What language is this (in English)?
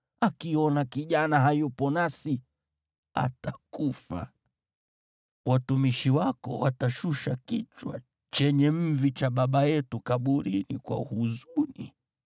Swahili